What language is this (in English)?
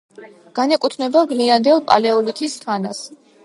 Georgian